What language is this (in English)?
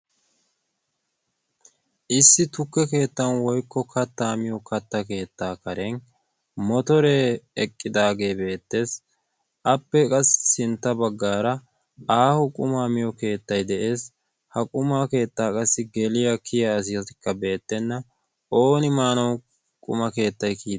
Wolaytta